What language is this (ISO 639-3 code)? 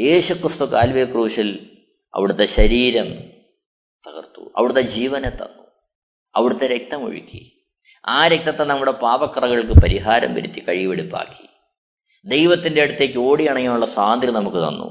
mal